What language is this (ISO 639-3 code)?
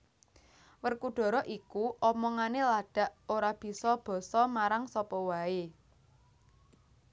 jav